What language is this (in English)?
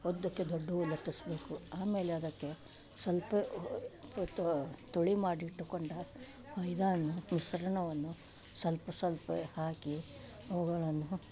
Kannada